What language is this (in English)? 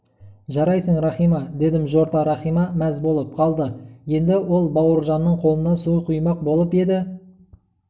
Kazakh